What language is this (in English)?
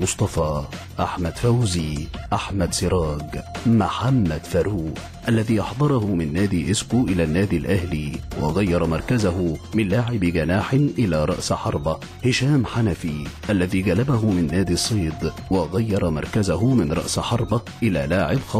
Arabic